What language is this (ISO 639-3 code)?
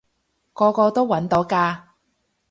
yue